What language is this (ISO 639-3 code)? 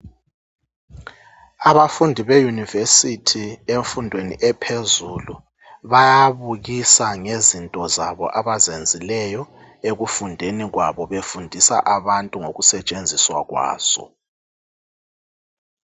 nde